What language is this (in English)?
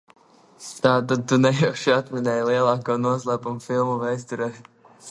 Latvian